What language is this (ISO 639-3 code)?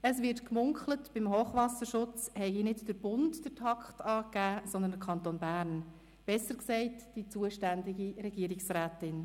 gsw